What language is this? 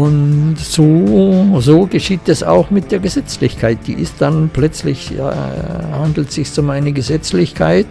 German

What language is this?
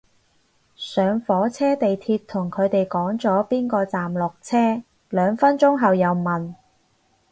Cantonese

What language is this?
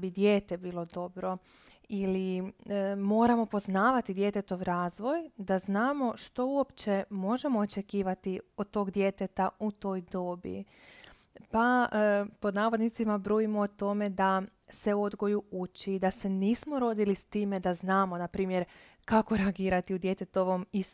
Croatian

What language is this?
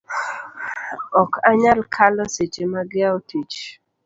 Luo (Kenya and Tanzania)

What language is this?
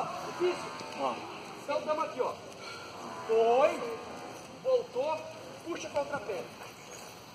Portuguese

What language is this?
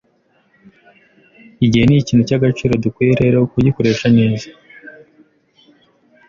Kinyarwanda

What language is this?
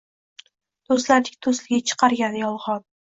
Uzbek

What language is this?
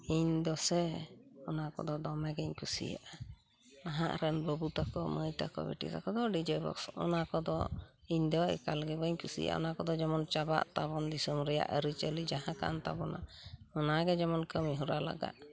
Santali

